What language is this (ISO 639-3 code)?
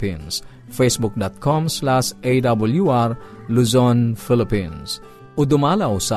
fil